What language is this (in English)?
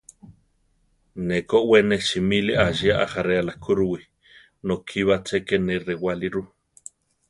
Central Tarahumara